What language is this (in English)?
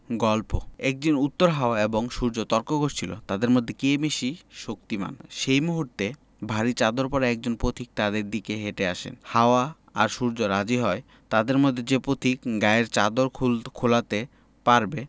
Bangla